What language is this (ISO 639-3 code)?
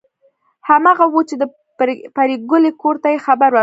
pus